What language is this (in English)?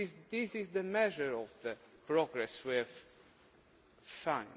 English